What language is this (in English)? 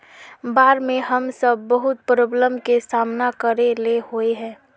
Magahi